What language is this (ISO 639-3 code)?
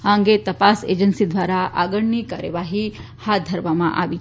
guj